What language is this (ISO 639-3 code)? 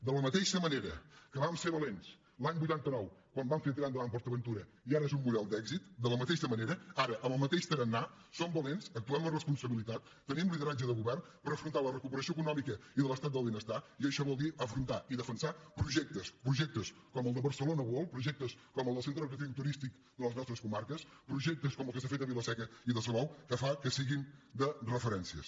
cat